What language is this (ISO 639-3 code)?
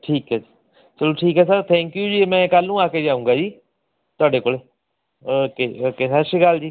pan